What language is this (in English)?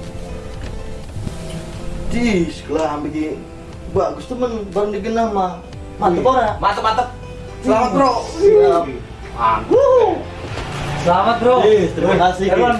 Indonesian